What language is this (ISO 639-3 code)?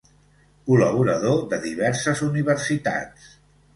cat